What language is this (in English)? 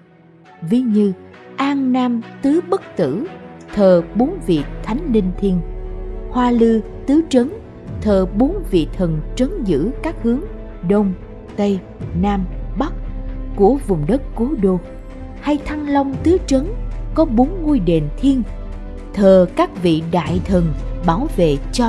Vietnamese